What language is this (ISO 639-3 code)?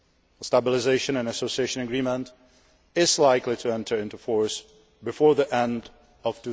eng